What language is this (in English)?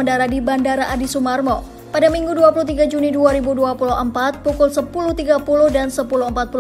Indonesian